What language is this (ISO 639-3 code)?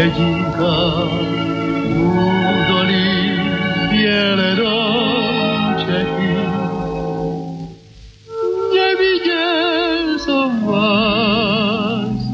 slk